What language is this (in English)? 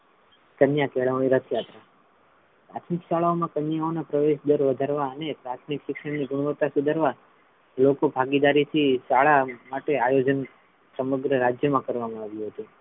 Gujarati